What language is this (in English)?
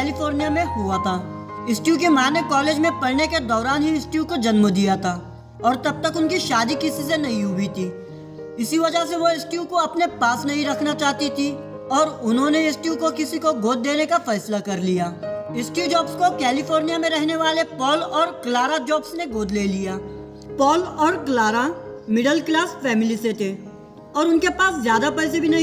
Hindi